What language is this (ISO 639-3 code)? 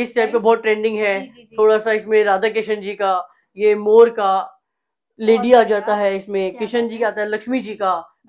hin